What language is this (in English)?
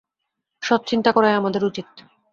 Bangla